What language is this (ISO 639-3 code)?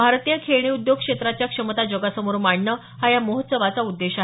mar